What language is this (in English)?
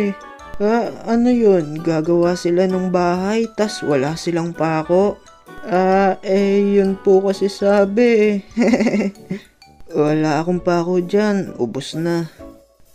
Filipino